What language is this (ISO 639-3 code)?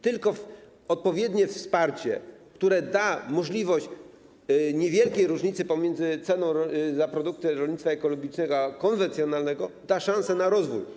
pol